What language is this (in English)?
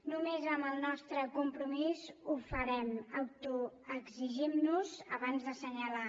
Catalan